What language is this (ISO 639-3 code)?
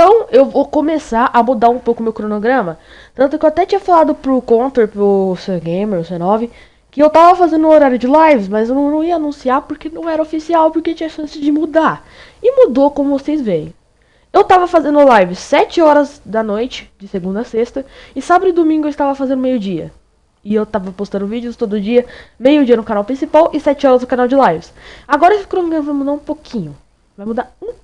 por